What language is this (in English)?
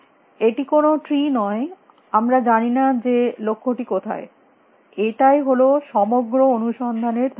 Bangla